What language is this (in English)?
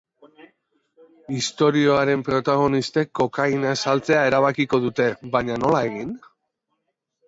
Basque